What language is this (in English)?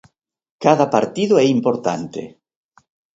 Galician